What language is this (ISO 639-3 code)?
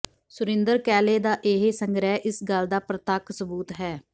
pan